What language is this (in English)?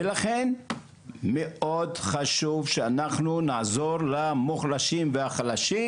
Hebrew